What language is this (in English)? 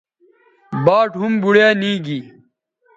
Bateri